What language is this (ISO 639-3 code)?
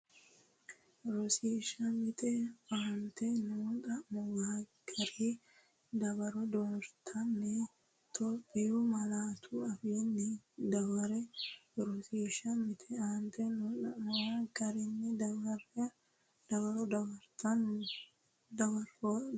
sid